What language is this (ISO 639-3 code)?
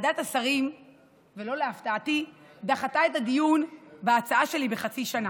heb